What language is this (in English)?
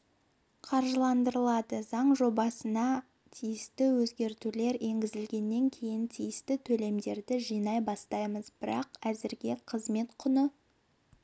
Kazakh